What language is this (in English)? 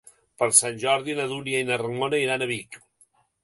Catalan